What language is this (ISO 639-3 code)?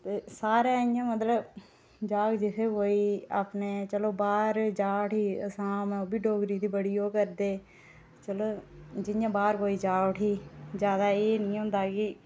doi